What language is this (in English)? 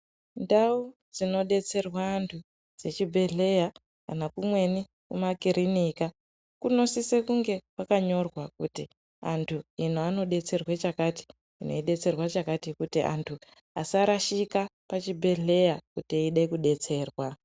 Ndau